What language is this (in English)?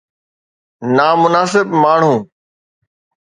Sindhi